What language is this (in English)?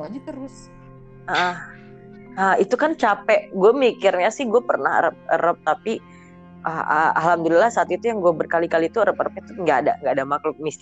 Indonesian